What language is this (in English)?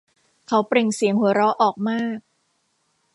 Thai